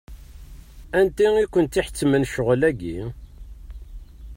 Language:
Kabyle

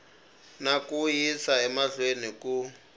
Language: Tsonga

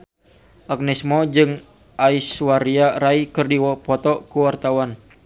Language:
Sundanese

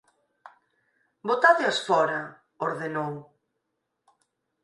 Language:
Galician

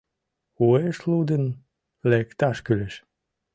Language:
Mari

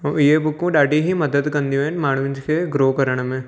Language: Sindhi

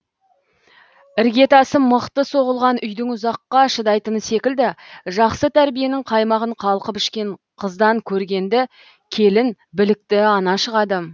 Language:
Kazakh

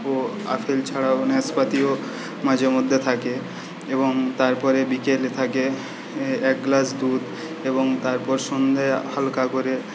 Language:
Bangla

